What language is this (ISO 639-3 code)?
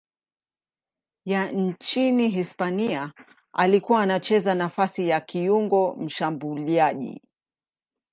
swa